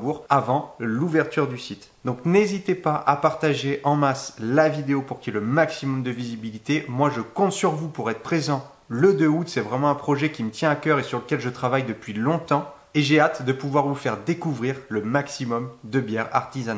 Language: French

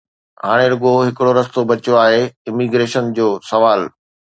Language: Sindhi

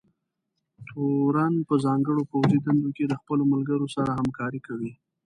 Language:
Pashto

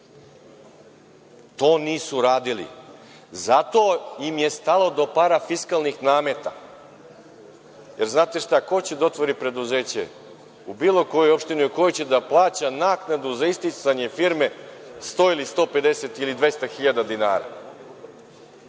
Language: Serbian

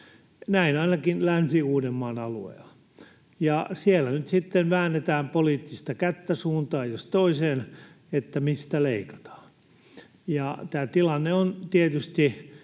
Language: Finnish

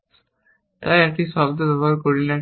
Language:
Bangla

